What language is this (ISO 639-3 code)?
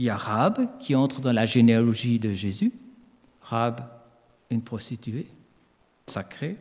fra